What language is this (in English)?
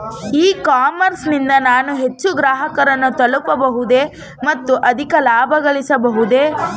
Kannada